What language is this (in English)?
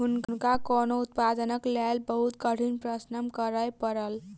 Maithili